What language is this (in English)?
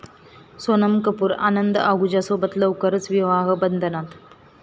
Marathi